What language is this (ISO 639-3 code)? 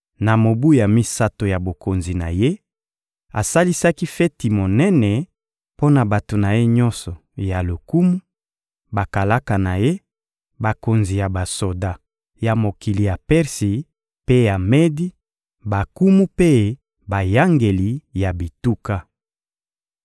lin